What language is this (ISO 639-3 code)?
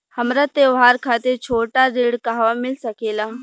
bho